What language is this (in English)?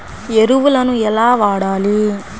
Telugu